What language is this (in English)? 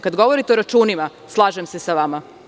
Serbian